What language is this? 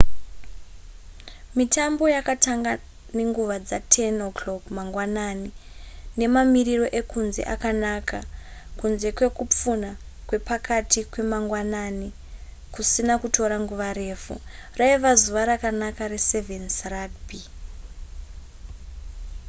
Shona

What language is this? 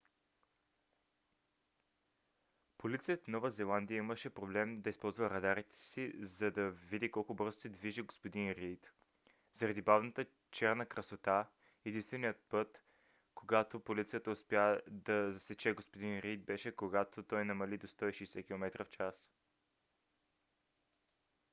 Bulgarian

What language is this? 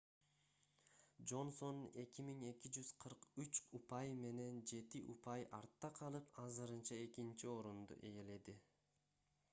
Kyrgyz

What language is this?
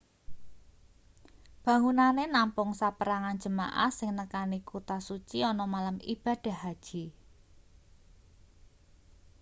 Javanese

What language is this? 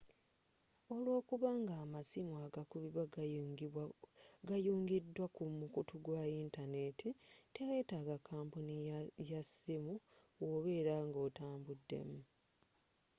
Ganda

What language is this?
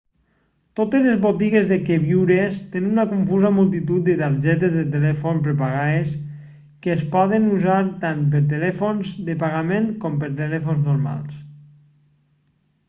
Catalan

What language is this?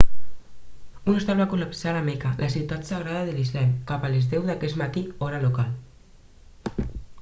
Catalan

